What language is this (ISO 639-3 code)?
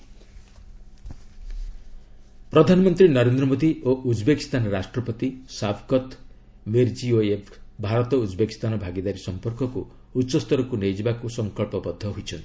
ori